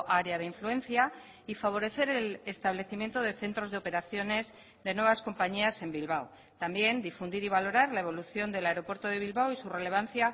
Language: Spanish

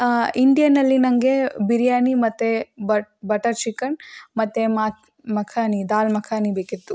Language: Kannada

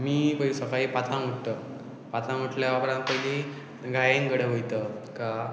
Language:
Konkani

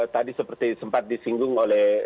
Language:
Indonesian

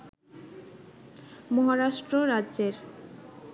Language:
Bangla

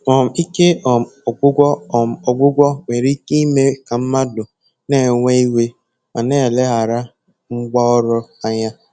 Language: Igbo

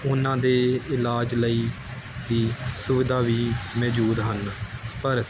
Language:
Punjabi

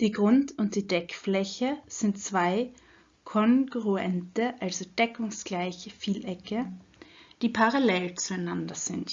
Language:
German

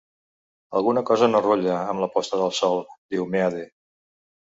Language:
Catalan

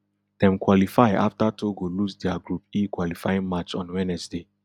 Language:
Nigerian Pidgin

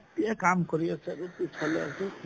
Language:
Assamese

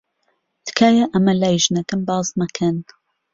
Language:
Central Kurdish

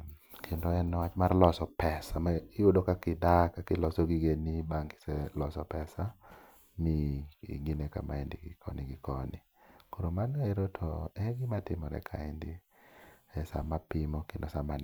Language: Luo (Kenya and Tanzania)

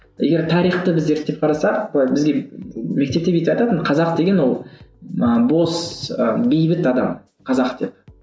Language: Kazakh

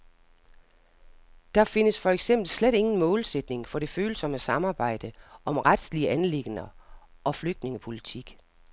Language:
Danish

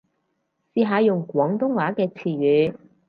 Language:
Cantonese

